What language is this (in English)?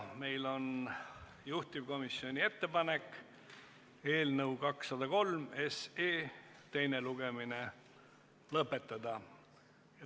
Estonian